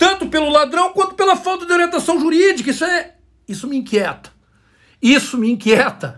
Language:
Portuguese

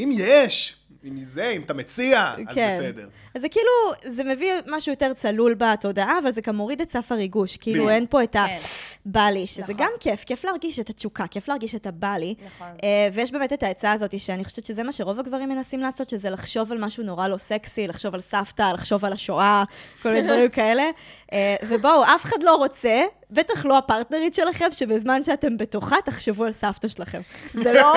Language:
Hebrew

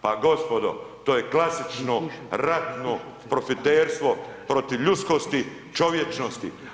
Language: Croatian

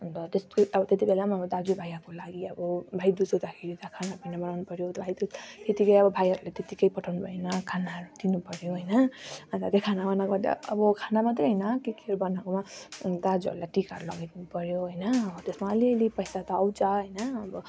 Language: Nepali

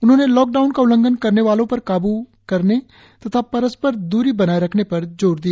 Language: Hindi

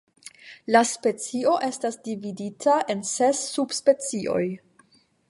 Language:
Esperanto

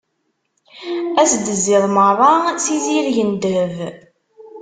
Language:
Kabyle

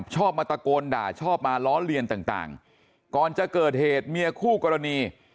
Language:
Thai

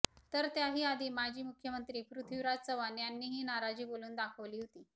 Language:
Marathi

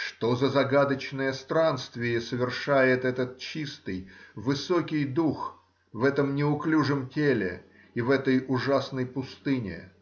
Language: Russian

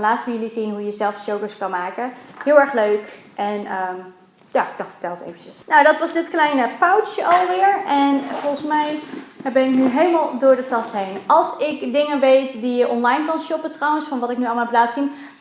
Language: Dutch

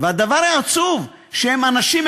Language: Hebrew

